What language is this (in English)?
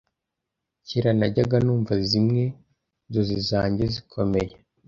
Kinyarwanda